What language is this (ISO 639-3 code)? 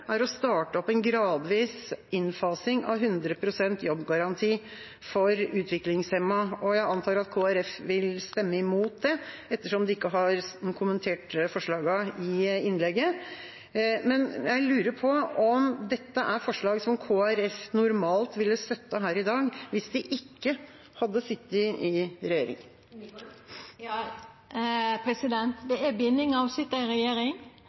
nor